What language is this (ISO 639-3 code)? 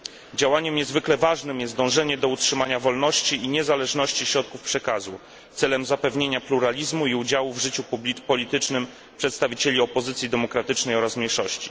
pol